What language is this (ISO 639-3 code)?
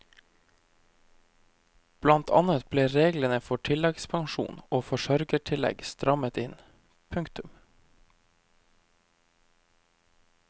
nor